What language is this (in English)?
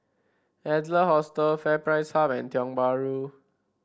English